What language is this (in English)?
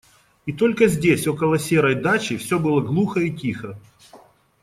Russian